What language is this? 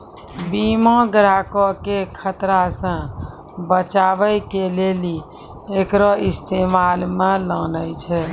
Maithili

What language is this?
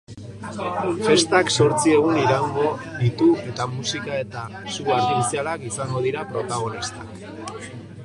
Basque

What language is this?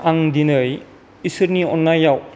Bodo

